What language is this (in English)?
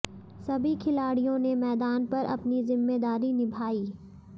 Hindi